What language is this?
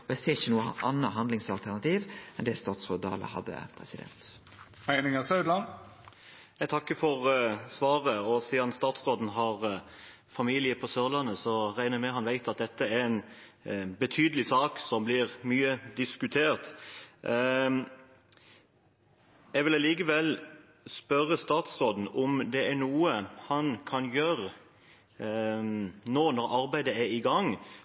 Norwegian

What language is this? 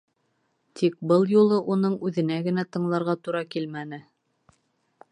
Bashkir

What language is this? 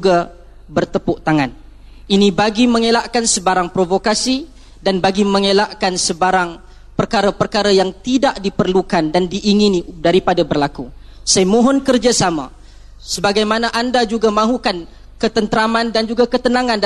Malay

